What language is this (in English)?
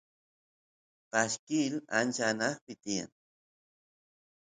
Santiago del Estero Quichua